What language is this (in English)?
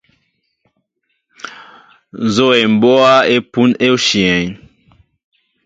Mbo (Cameroon)